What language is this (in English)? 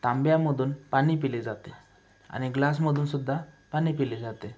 Marathi